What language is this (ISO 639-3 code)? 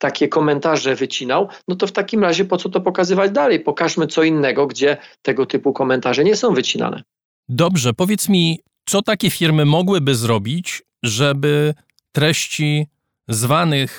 pol